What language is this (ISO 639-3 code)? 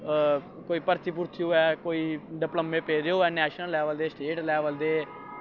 doi